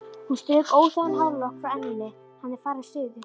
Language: Icelandic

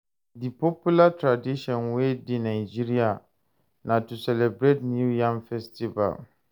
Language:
Nigerian Pidgin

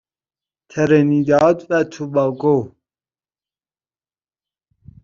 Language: Persian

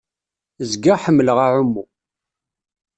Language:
Kabyle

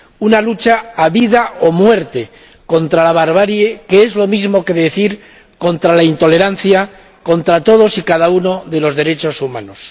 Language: Spanish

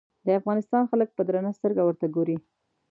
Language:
Pashto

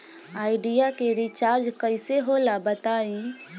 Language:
Bhojpuri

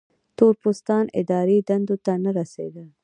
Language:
Pashto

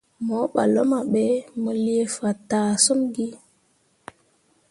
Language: Mundang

